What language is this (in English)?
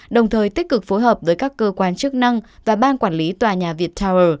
Vietnamese